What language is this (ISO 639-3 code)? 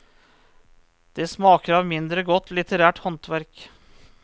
nor